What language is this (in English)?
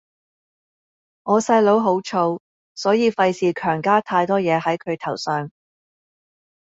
Cantonese